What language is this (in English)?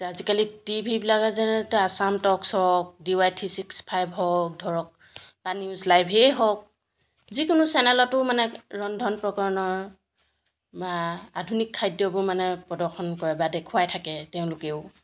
Assamese